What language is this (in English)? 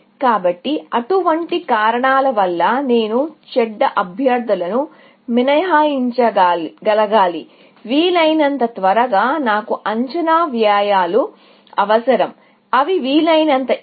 Telugu